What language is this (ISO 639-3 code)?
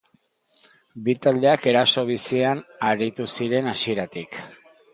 eus